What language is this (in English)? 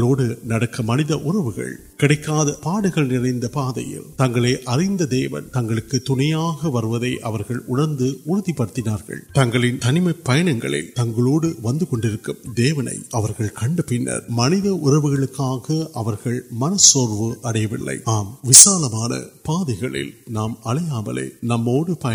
Urdu